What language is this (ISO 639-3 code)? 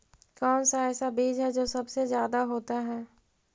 mag